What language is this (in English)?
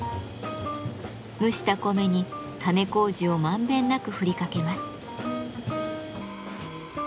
Japanese